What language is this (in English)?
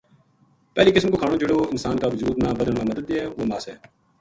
Gujari